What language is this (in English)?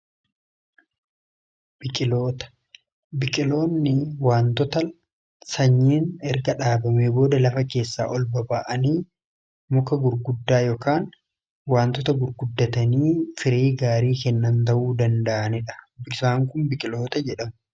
Oromo